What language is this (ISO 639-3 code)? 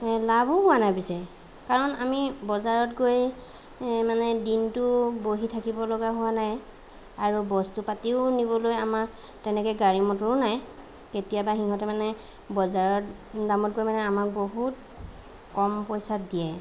asm